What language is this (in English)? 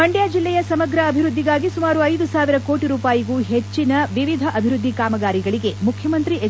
Kannada